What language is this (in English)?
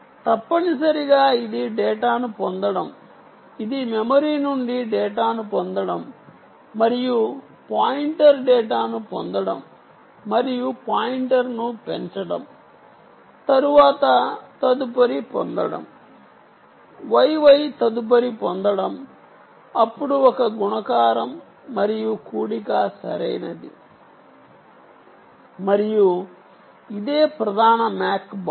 Telugu